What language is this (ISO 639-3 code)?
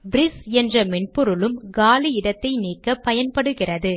tam